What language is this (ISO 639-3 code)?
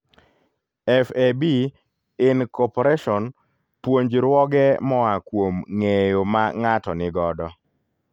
luo